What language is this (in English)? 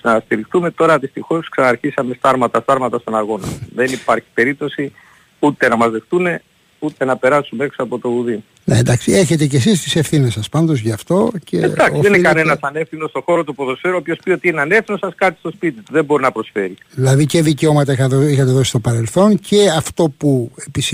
Greek